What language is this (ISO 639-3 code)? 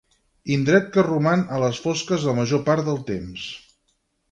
cat